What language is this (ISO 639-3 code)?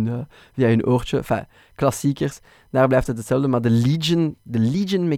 nld